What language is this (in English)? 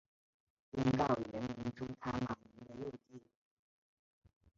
Chinese